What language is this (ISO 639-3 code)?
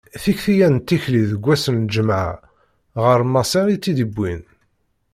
kab